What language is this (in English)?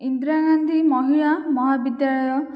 Odia